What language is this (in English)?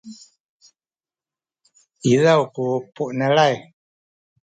Sakizaya